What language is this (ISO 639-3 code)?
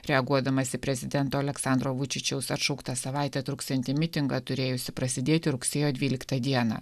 lit